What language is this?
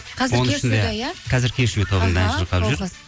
Kazakh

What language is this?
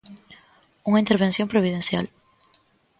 Galician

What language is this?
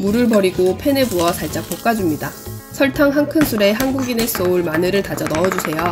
Korean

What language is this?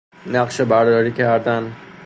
Persian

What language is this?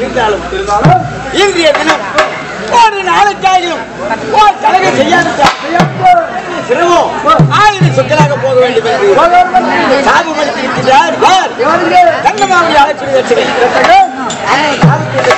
Indonesian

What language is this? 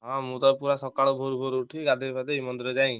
Odia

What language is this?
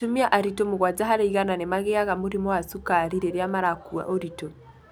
Kikuyu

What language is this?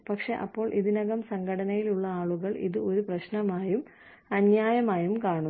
Malayalam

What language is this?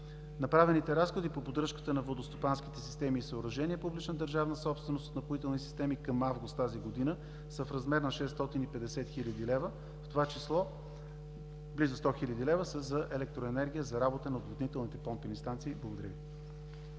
Bulgarian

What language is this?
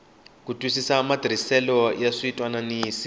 Tsonga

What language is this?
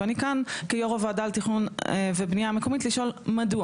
Hebrew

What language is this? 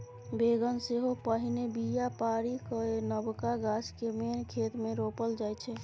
Maithili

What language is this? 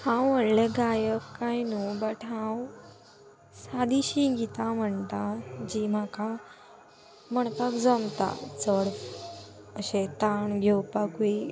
Konkani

